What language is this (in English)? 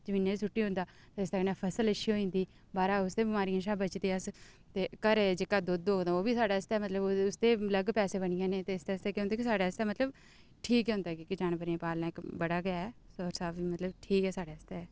Dogri